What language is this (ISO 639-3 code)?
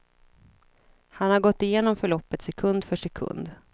swe